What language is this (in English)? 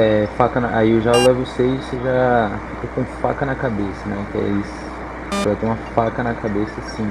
Portuguese